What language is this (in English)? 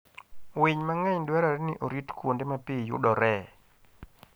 Luo (Kenya and Tanzania)